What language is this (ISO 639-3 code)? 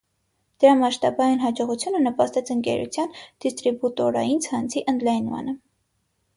hye